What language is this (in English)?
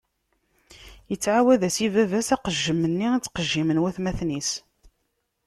Kabyle